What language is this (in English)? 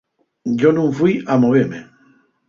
Asturian